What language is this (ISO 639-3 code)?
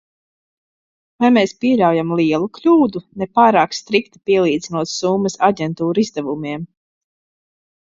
lav